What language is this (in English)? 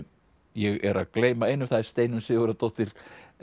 Icelandic